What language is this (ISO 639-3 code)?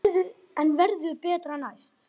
isl